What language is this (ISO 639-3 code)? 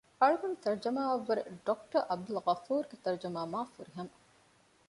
div